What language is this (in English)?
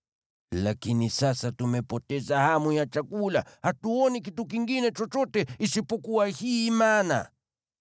Swahili